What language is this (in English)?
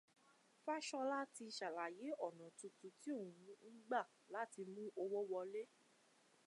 Yoruba